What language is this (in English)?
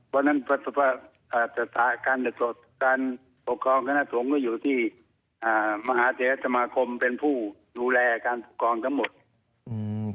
Thai